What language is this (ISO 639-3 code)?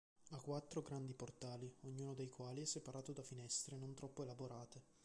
ita